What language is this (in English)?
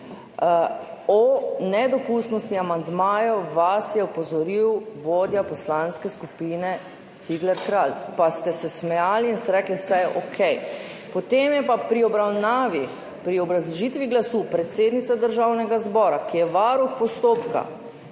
Slovenian